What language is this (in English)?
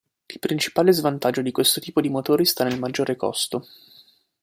Italian